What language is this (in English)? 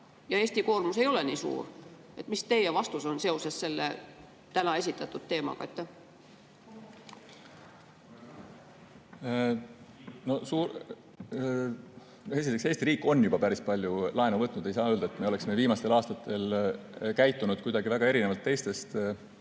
Estonian